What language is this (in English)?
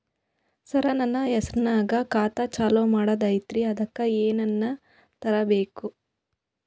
Kannada